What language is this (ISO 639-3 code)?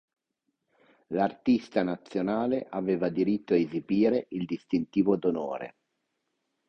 ita